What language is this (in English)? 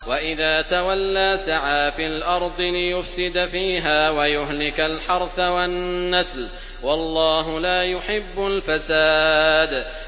Arabic